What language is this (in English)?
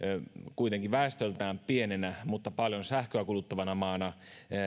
Finnish